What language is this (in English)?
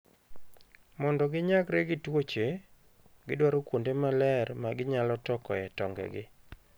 Luo (Kenya and Tanzania)